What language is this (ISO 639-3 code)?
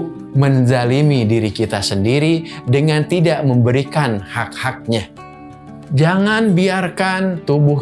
ind